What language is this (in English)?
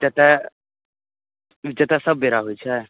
Maithili